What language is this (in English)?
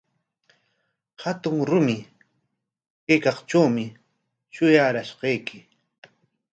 Corongo Ancash Quechua